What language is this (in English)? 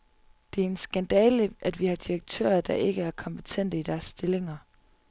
Danish